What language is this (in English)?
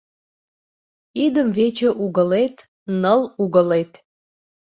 Mari